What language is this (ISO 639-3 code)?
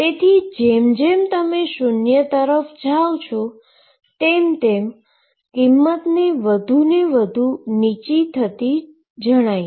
guj